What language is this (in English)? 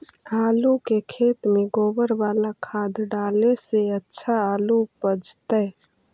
Magahi